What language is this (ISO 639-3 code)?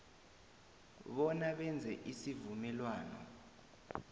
nbl